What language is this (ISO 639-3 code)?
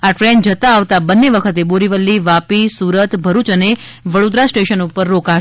guj